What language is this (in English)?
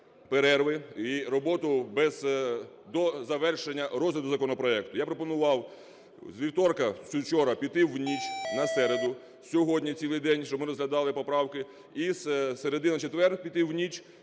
Ukrainian